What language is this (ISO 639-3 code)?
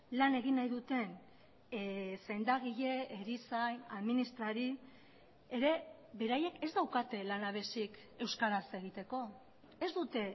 eus